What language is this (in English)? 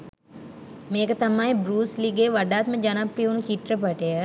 Sinhala